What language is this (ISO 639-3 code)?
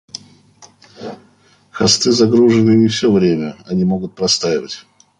rus